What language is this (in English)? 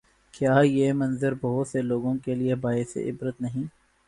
Urdu